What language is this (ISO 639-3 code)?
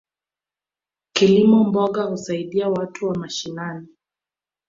swa